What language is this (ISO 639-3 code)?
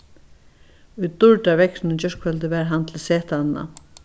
fao